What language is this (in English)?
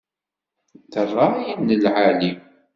Kabyle